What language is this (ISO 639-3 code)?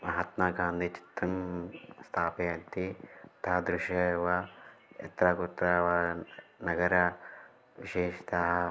san